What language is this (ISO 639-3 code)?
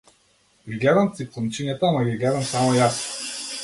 mkd